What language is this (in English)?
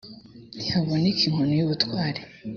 Kinyarwanda